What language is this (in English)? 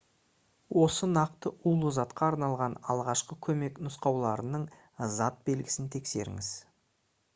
Kazakh